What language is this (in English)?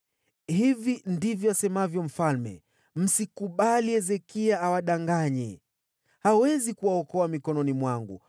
Swahili